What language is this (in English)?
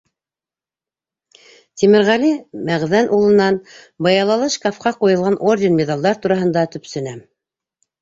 Bashkir